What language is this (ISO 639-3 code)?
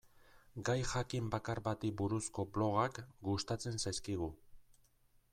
eus